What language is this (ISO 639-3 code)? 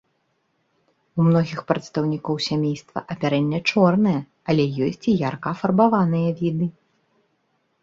bel